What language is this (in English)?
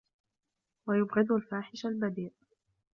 Arabic